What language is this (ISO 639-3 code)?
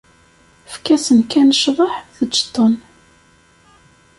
kab